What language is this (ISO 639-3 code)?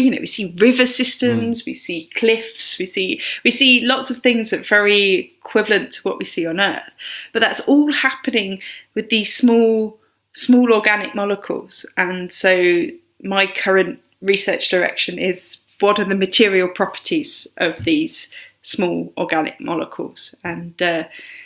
eng